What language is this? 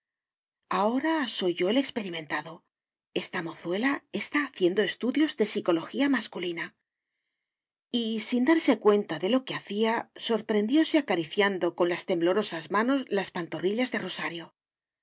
Spanish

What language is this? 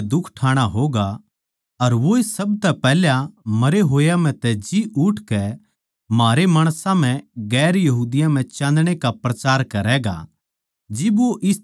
Haryanvi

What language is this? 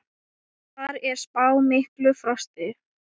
Icelandic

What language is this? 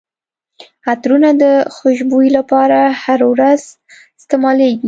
Pashto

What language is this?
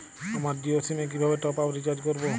Bangla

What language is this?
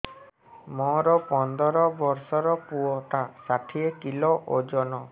Odia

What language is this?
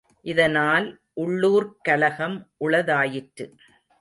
Tamil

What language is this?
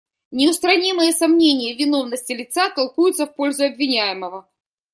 Russian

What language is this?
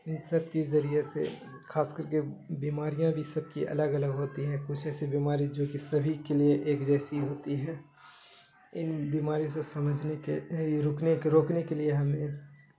Urdu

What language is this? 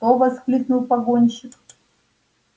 Russian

